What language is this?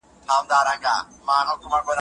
Pashto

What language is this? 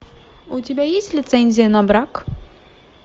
Russian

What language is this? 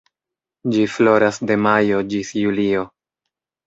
Esperanto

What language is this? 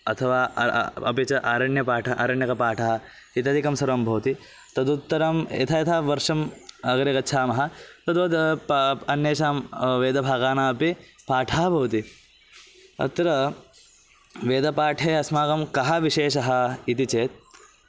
Sanskrit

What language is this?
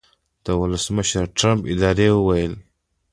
Pashto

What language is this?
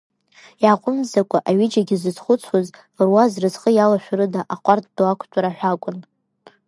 Abkhazian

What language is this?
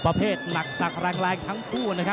Thai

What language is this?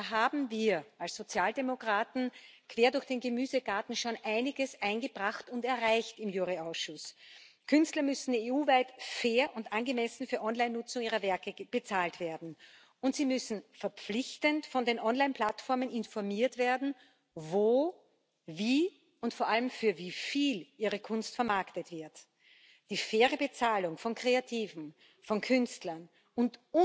German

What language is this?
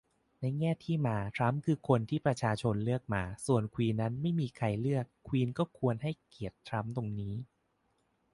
Thai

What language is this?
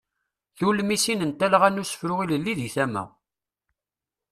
Kabyle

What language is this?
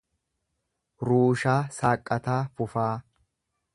Oromo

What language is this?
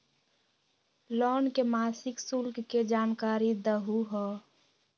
Magahi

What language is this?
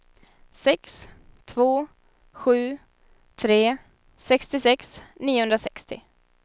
Swedish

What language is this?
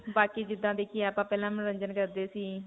Punjabi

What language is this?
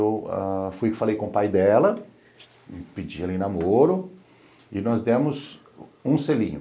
Portuguese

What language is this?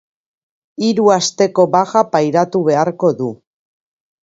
Basque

